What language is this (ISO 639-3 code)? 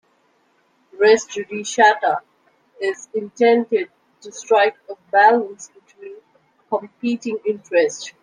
eng